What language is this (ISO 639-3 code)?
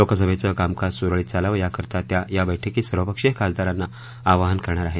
mar